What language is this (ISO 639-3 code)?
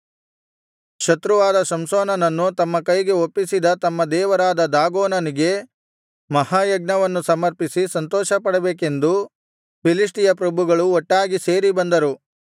kan